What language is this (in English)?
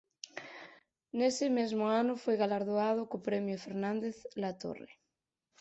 Galician